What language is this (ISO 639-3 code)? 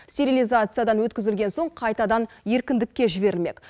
kaz